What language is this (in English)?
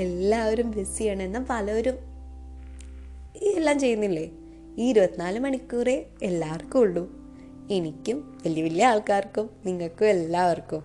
Malayalam